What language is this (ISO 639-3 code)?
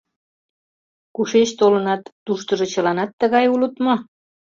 chm